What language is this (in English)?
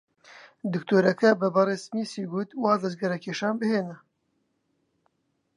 Central Kurdish